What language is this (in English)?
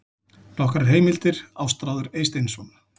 Icelandic